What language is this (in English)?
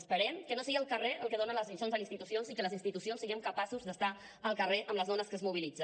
Catalan